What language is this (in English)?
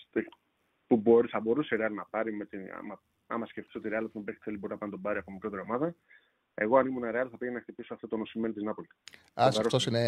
Greek